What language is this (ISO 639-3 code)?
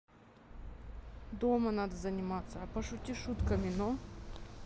rus